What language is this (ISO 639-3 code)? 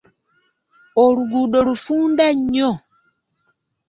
lug